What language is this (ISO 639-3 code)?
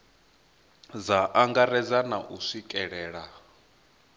ven